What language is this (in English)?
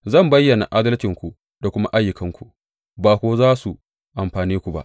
Hausa